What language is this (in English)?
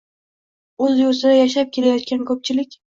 Uzbek